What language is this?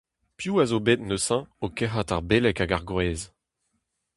Breton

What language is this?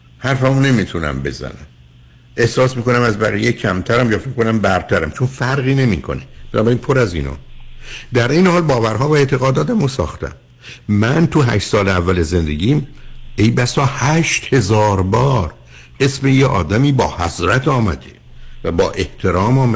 Persian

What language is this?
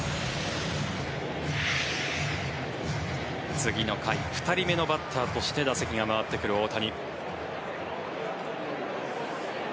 Japanese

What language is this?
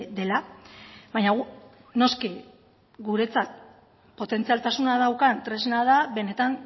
Basque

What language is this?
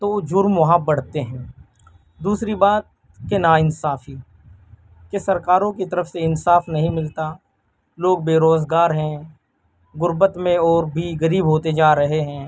Urdu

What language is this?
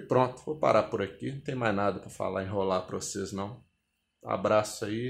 Portuguese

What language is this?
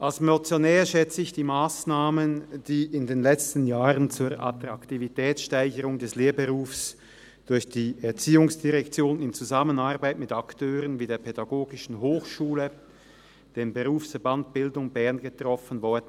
Swiss German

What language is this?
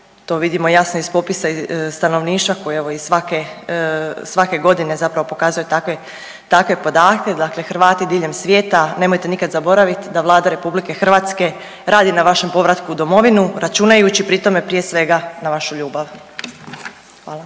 Croatian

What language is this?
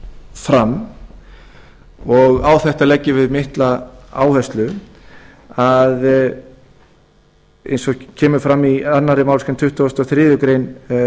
Icelandic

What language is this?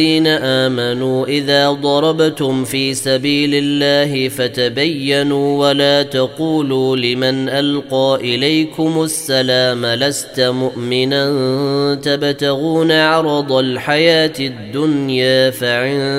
Arabic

